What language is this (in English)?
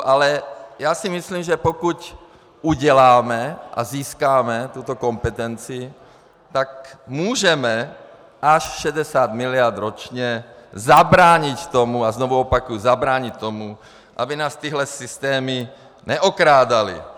Czech